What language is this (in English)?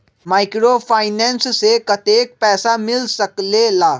Magahi